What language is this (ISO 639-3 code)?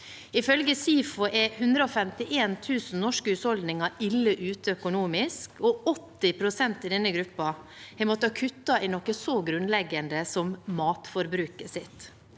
nor